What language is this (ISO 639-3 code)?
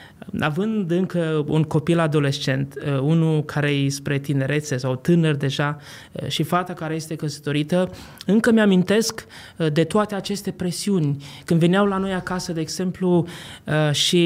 ron